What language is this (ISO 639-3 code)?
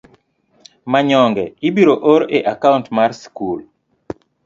luo